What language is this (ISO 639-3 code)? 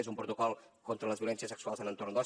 cat